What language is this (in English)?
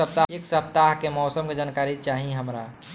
Bhojpuri